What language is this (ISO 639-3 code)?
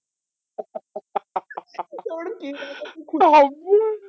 ben